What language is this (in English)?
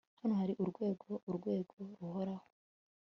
Kinyarwanda